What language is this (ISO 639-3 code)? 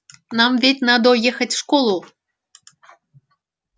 rus